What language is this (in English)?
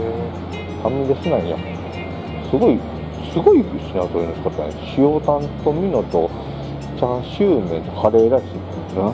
Japanese